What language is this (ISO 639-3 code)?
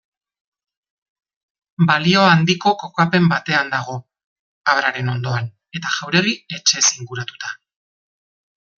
eus